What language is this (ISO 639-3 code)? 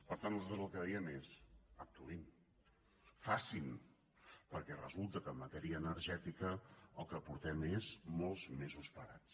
cat